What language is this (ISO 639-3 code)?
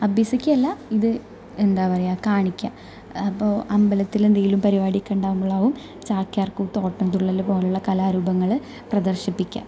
mal